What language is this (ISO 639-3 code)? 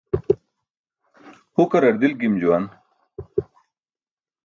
bsk